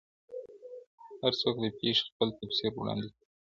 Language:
Pashto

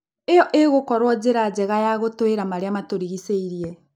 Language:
Kikuyu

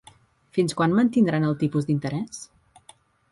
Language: Catalan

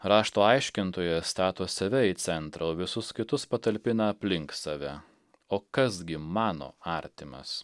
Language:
Lithuanian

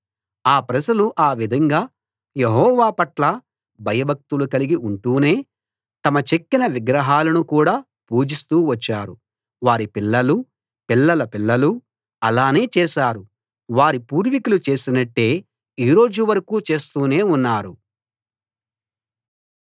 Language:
Telugu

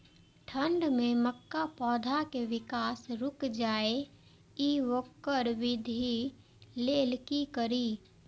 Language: Maithili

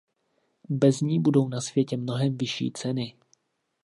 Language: Czech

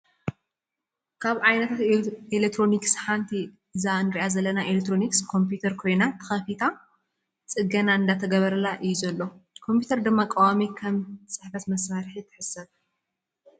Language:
Tigrinya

